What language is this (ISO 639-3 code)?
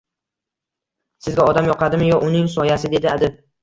uzb